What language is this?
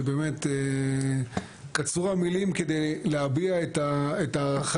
Hebrew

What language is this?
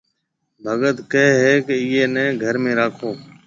Marwari (Pakistan)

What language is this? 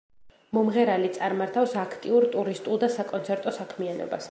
Georgian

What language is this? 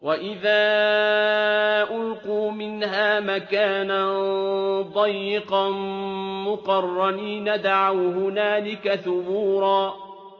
Arabic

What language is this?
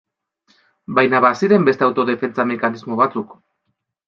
Basque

